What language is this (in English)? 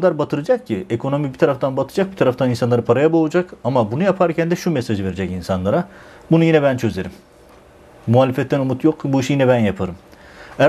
Turkish